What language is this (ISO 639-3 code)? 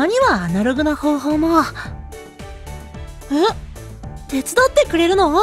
jpn